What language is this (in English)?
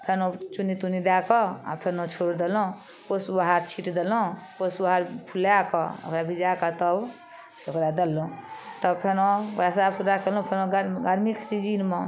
Maithili